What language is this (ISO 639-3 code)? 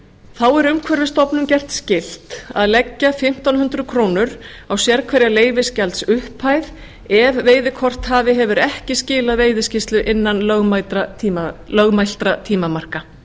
isl